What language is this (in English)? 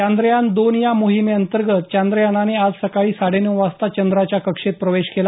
Marathi